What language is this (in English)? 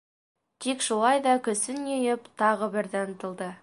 Bashkir